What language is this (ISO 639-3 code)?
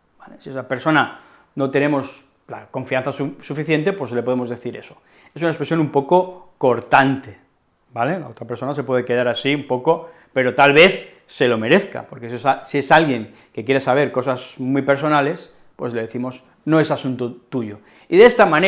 spa